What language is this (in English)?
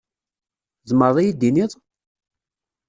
Kabyle